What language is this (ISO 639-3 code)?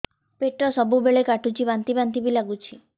ori